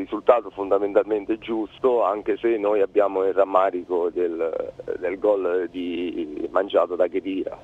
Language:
Italian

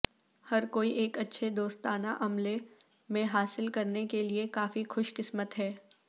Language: Urdu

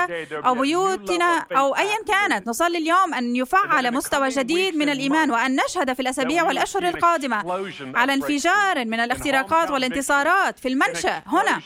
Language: Arabic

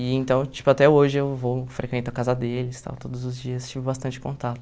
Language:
Portuguese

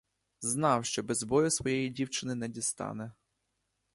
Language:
Ukrainian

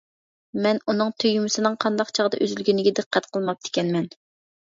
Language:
Uyghur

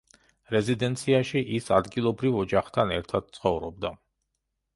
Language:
Georgian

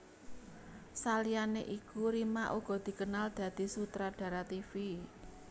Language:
Javanese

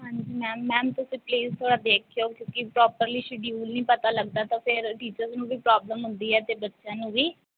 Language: Punjabi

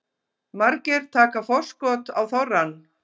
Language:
Icelandic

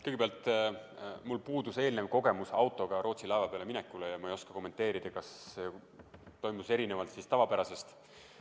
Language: Estonian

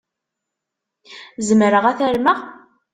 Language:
Kabyle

